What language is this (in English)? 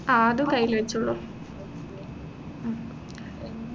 Malayalam